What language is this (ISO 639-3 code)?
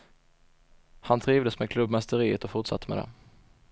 swe